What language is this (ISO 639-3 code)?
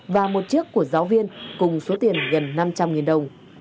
vie